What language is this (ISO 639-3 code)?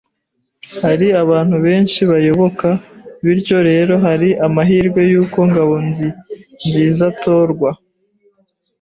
kin